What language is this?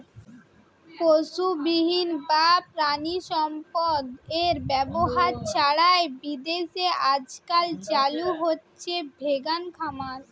Bangla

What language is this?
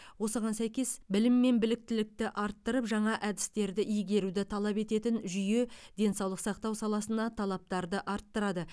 Kazakh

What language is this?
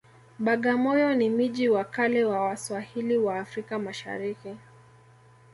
Swahili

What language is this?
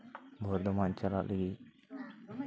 Santali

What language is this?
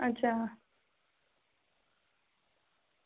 Dogri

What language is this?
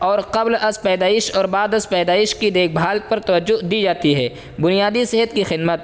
Urdu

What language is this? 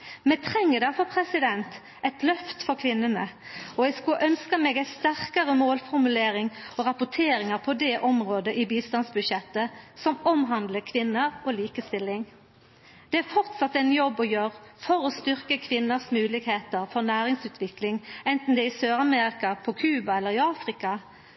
Norwegian Nynorsk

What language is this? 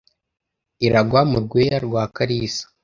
Kinyarwanda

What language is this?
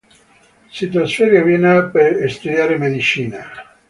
Italian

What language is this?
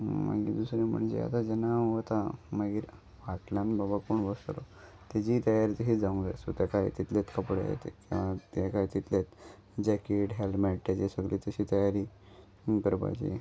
Konkani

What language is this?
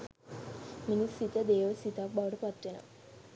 Sinhala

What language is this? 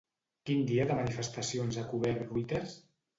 Catalan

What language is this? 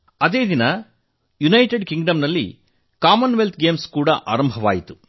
Kannada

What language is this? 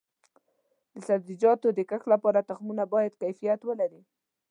Pashto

